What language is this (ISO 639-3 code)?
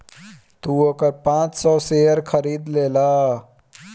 bho